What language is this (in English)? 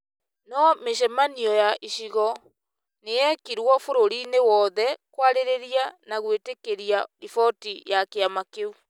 Kikuyu